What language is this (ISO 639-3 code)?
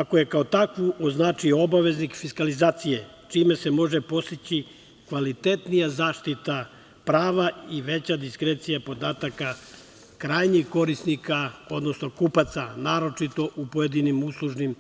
srp